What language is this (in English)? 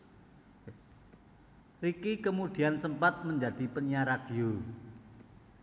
Javanese